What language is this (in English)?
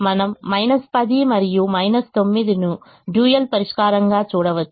Telugu